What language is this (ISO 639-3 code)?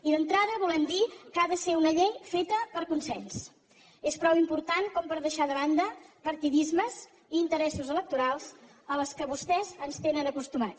cat